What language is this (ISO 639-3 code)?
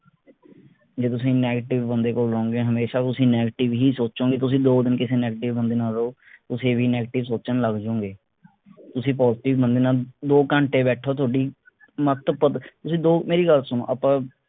pan